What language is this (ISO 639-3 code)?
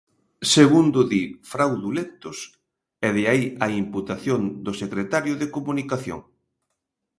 glg